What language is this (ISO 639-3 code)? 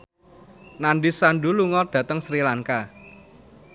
jav